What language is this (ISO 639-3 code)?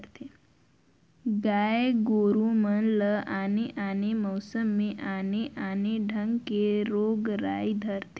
hne